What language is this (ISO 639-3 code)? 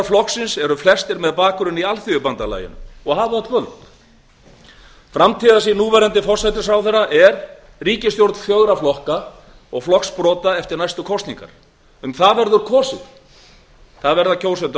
isl